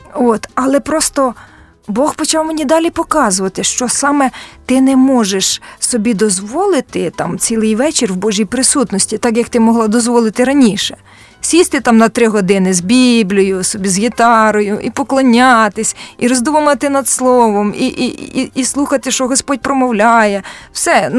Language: Ukrainian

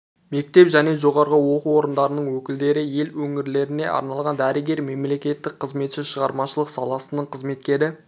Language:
Kazakh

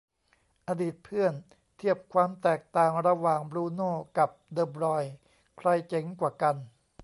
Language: Thai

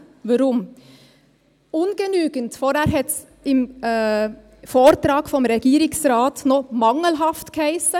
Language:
Swiss German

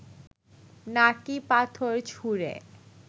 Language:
Bangla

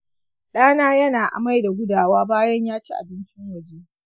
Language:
Hausa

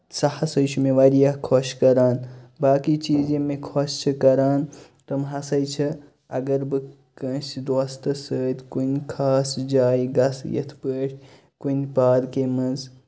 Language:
Kashmiri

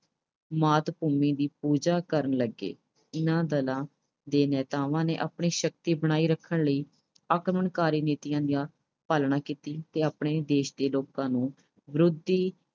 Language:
Punjabi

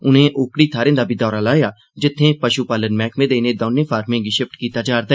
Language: Dogri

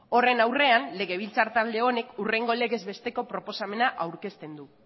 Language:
Basque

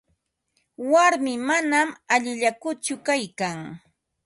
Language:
Ambo-Pasco Quechua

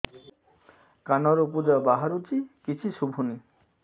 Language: Odia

